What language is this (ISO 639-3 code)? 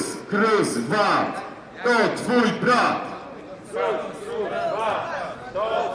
pol